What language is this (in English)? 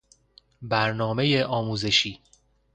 Persian